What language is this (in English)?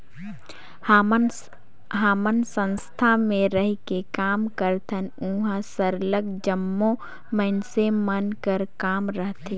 Chhattisgarhi